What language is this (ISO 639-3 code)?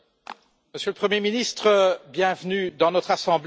fra